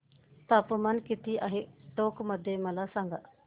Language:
Marathi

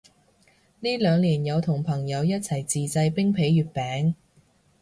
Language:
Cantonese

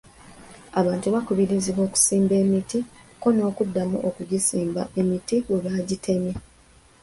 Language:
Ganda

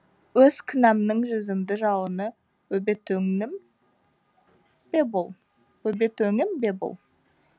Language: Kazakh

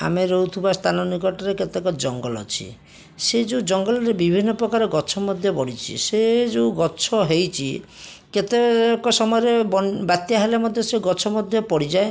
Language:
Odia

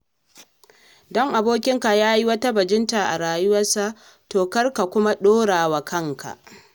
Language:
Hausa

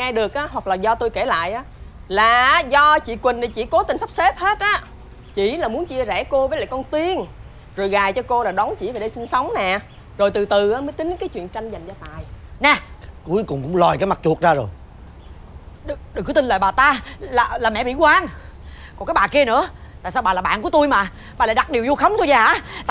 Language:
Vietnamese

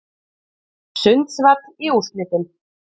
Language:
Icelandic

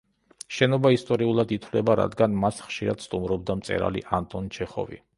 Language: Georgian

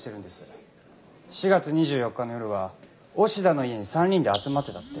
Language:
Japanese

